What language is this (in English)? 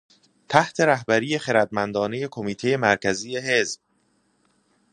Persian